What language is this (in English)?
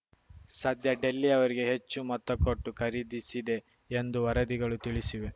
Kannada